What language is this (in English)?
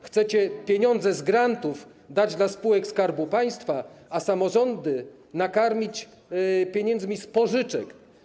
Polish